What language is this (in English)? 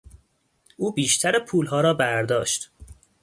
Persian